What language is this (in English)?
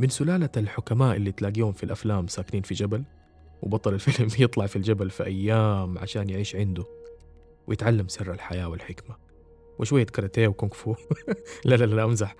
Arabic